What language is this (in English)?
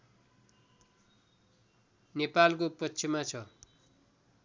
Nepali